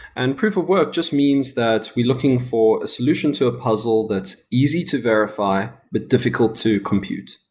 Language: English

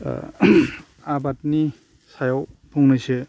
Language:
Bodo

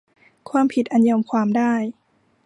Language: Thai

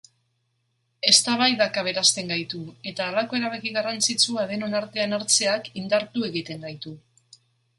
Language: Basque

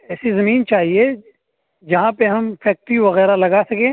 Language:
Urdu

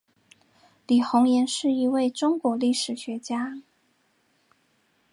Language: Chinese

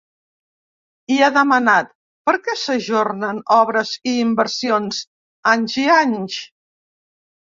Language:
Catalan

